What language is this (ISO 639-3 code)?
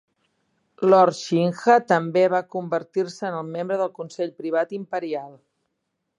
cat